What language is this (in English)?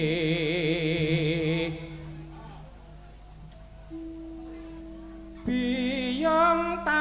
Indonesian